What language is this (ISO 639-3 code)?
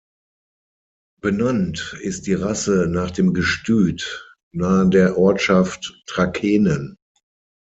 deu